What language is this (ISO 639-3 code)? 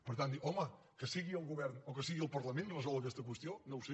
cat